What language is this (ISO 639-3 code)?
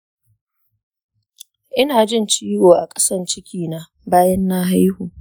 hau